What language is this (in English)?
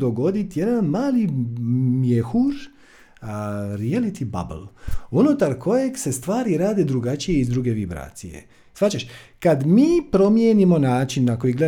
Croatian